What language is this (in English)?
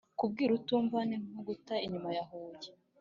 Kinyarwanda